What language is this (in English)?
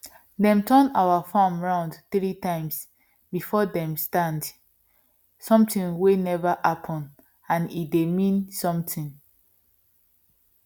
Nigerian Pidgin